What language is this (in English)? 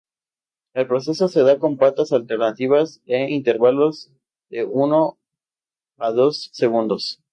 Spanish